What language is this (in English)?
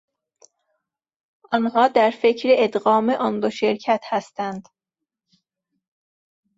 Persian